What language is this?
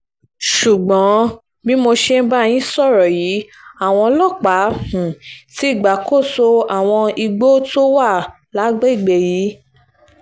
Yoruba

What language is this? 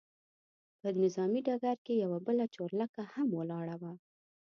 Pashto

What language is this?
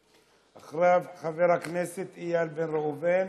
Hebrew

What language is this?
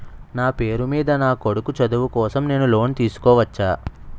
Telugu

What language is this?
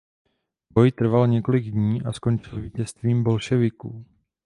Czech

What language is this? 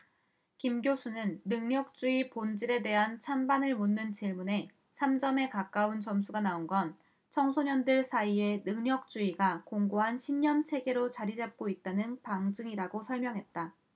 Korean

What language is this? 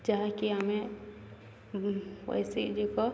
Odia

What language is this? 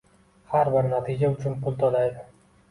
Uzbek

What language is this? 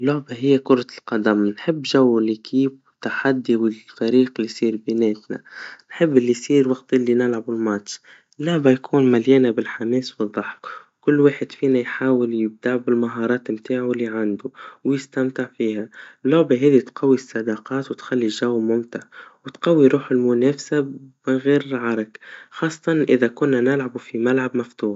Tunisian Arabic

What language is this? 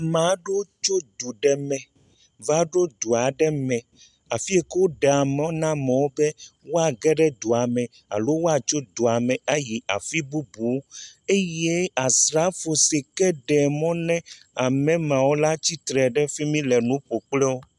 Ewe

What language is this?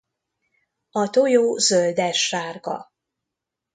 Hungarian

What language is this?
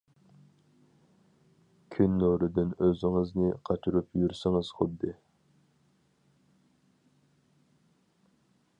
Uyghur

